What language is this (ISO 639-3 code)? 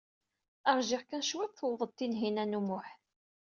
kab